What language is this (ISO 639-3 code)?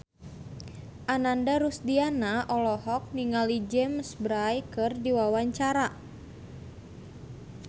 sun